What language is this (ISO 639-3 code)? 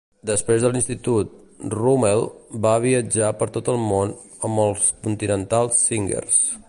cat